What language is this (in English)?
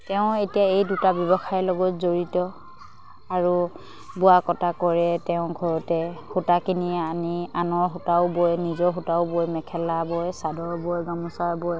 Assamese